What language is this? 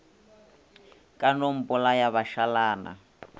Northern Sotho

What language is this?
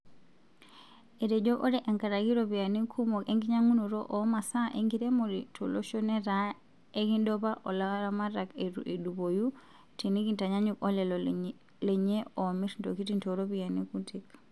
Masai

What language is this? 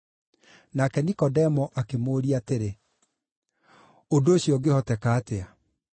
Kikuyu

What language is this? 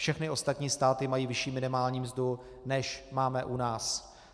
Czech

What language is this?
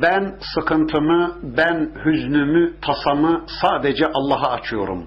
Turkish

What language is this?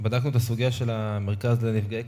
Hebrew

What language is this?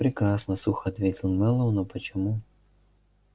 Russian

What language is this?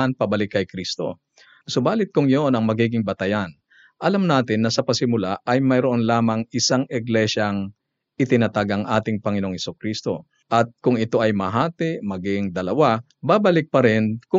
Filipino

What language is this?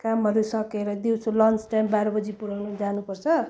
Nepali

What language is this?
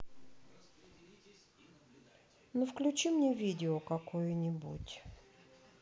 Russian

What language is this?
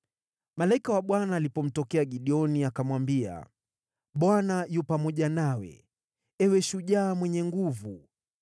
Swahili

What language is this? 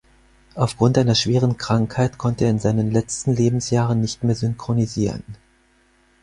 German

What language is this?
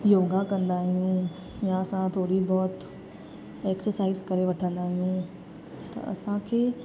Sindhi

